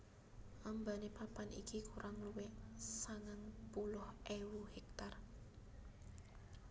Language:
Javanese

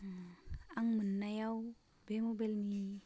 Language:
Bodo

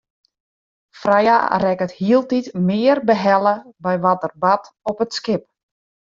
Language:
Western Frisian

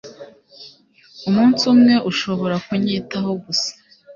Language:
Kinyarwanda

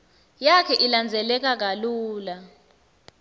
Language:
Swati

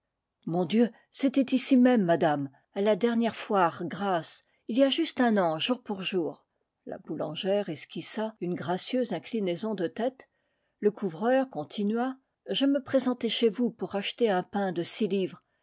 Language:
French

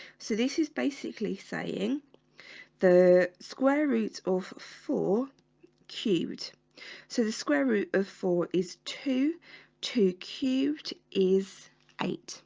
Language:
English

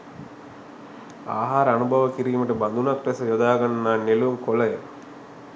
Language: Sinhala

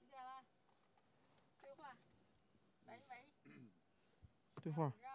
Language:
Chinese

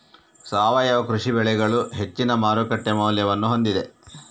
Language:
Kannada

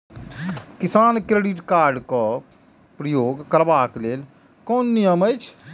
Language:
Maithili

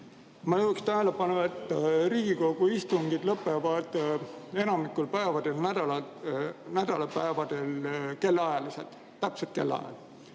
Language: Estonian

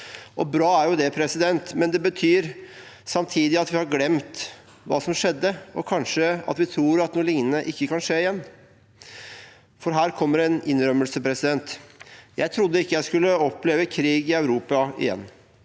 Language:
Norwegian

